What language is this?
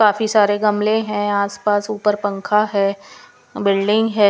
Hindi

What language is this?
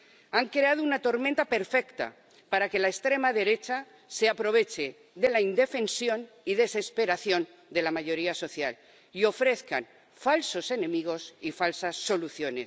Spanish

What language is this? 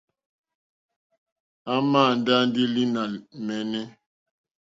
Mokpwe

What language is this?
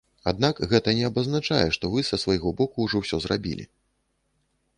Belarusian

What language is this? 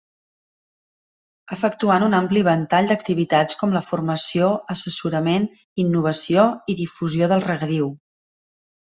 Catalan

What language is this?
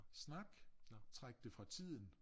Danish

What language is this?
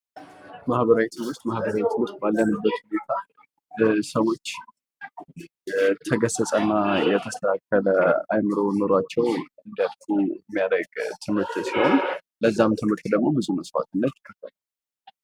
Amharic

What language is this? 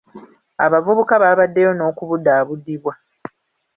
Ganda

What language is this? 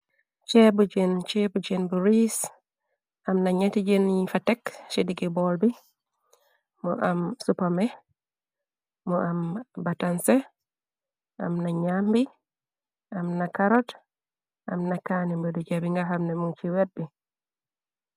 Wolof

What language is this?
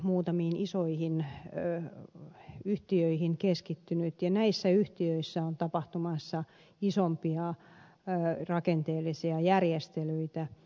Finnish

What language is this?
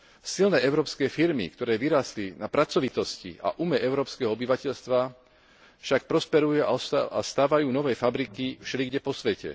Slovak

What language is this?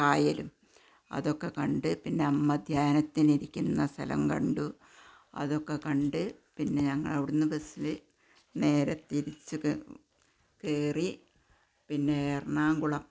Malayalam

